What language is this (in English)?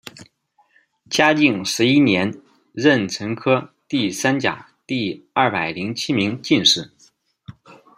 Chinese